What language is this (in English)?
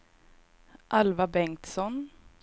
Swedish